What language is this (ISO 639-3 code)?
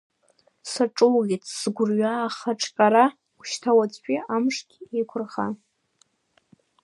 abk